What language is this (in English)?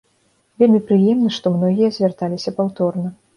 Belarusian